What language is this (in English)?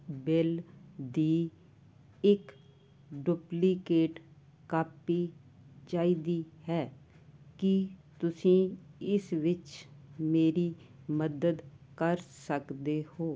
Punjabi